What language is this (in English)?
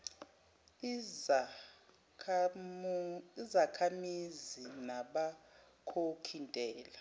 Zulu